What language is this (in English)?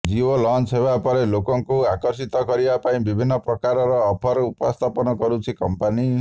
Odia